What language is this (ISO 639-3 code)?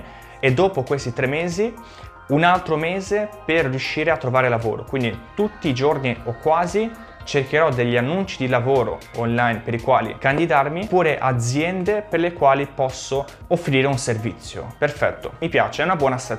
ita